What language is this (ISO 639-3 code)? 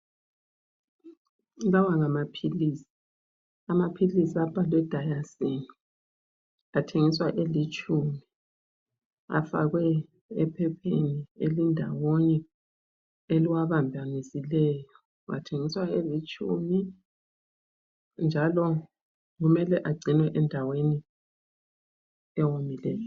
nde